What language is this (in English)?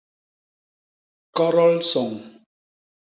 Basaa